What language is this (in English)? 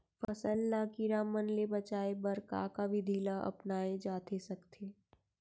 Chhattisgarhi